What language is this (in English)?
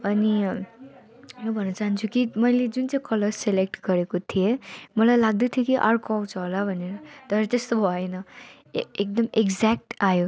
Nepali